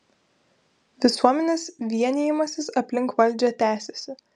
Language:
Lithuanian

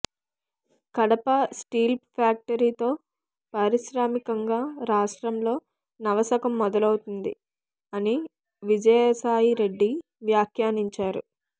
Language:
Telugu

